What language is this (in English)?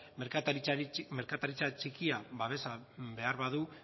Basque